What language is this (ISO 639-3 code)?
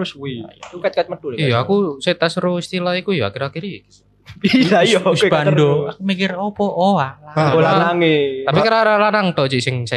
ind